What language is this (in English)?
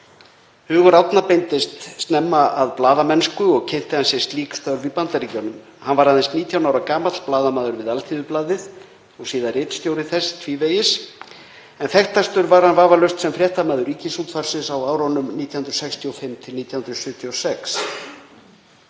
Icelandic